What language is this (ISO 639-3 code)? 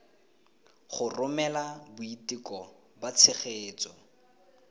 tsn